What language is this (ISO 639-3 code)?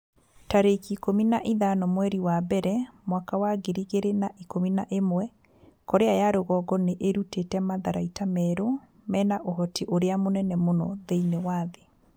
kik